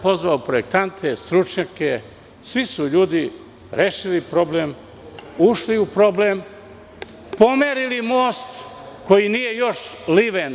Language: Serbian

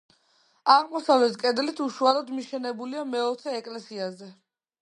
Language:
Georgian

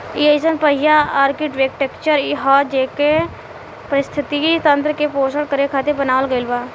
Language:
Bhojpuri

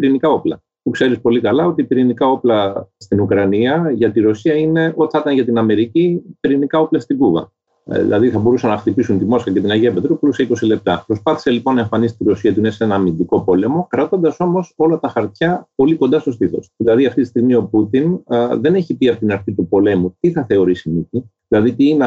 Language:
Greek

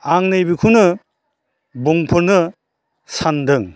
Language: Bodo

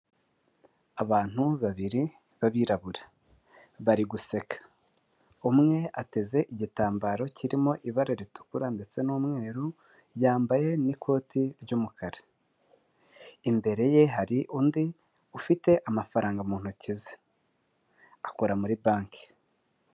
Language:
Kinyarwanda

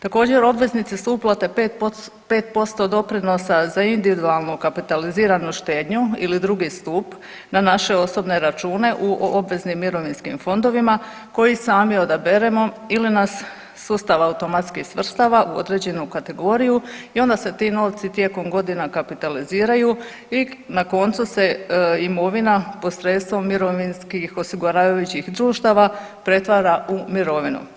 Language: Croatian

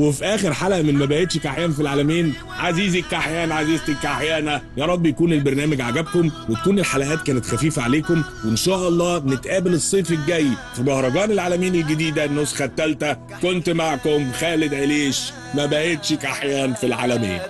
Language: Arabic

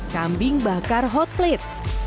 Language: Indonesian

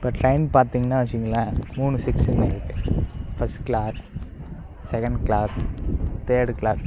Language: Tamil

